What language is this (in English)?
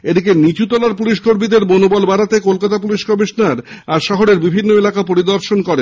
Bangla